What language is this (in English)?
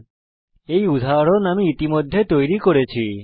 Bangla